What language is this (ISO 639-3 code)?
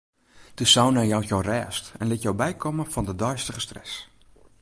fry